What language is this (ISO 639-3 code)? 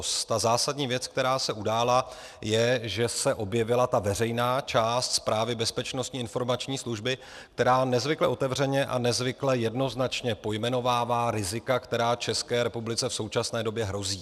ces